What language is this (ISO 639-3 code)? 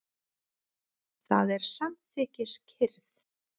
isl